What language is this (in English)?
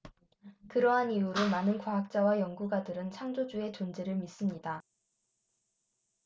Korean